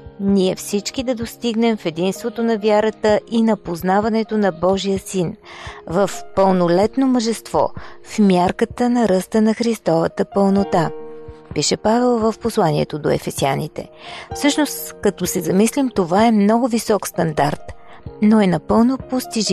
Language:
Bulgarian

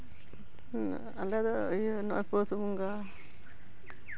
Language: Santali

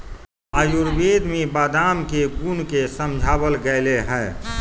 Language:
Magahi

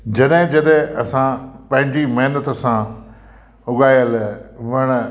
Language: Sindhi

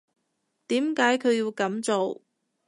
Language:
Cantonese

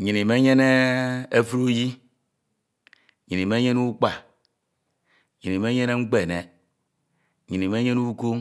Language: Ito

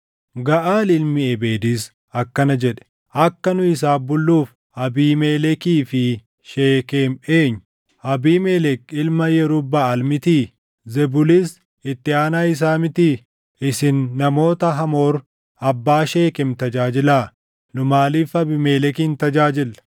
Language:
Oromo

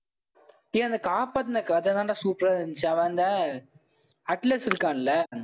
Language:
Tamil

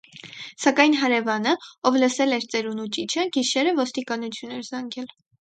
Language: Armenian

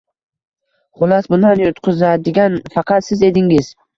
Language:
Uzbek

